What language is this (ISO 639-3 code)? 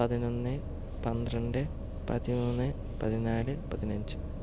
mal